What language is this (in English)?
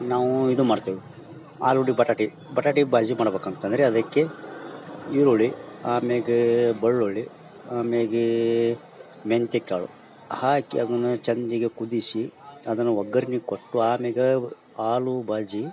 Kannada